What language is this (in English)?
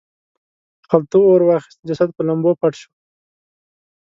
Pashto